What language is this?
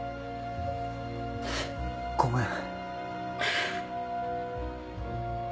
Japanese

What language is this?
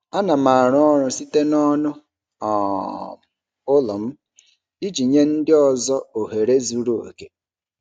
Igbo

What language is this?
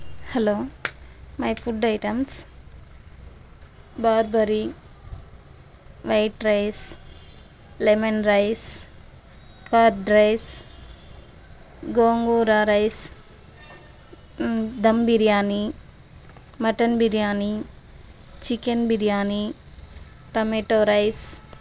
Telugu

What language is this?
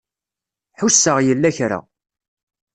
Kabyle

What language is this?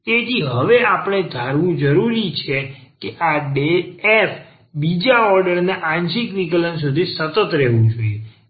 Gujarati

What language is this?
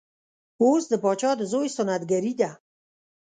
Pashto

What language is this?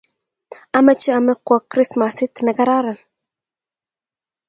Kalenjin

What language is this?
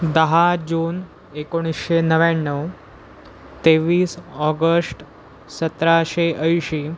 Marathi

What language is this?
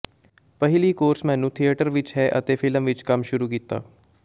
Punjabi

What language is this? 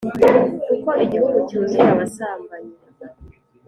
Kinyarwanda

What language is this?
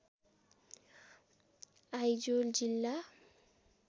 Nepali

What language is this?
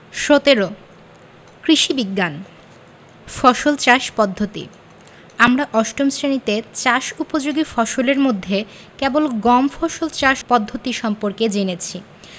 Bangla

